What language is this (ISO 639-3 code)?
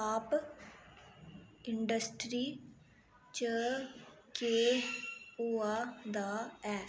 doi